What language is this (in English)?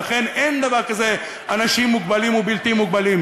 Hebrew